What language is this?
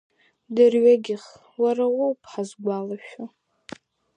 Abkhazian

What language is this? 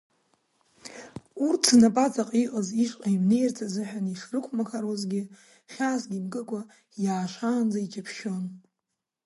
Abkhazian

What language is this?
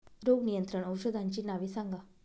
Marathi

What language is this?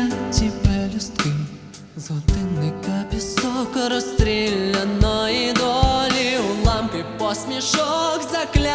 Ukrainian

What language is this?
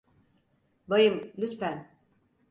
Turkish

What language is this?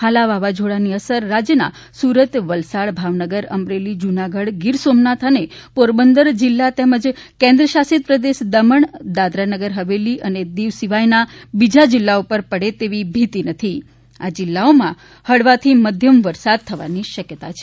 Gujarati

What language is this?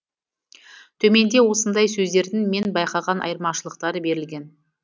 Kazakh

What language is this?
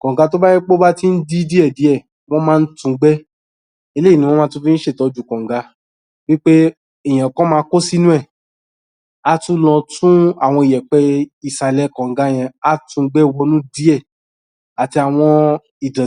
Yoruba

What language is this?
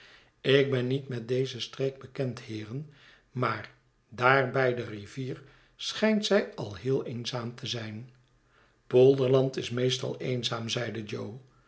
Dutch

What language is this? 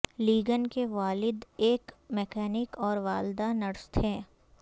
Urdu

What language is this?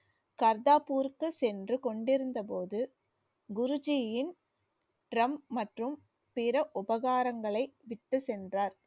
Tamil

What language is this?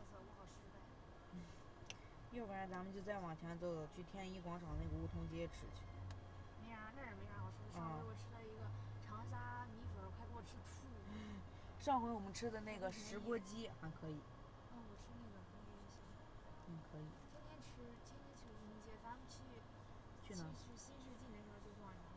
Chinese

